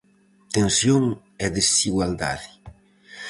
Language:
Galician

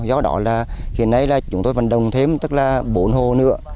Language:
Vietnamese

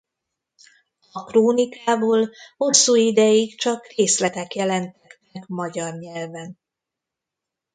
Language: Hungarian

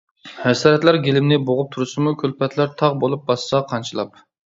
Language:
Uyghur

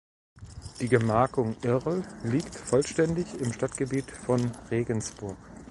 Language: German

